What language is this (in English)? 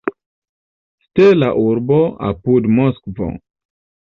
Esperanto